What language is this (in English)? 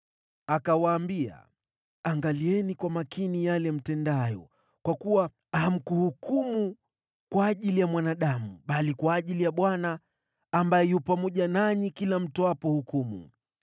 Swahili